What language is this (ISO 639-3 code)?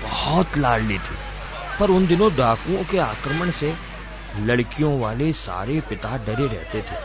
hin